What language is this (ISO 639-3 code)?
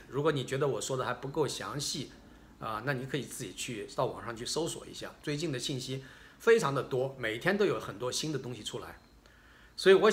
zho